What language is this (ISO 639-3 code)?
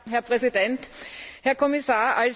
deu